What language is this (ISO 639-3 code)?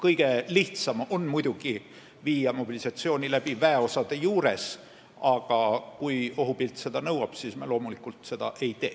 est